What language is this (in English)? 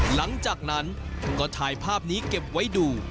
Thai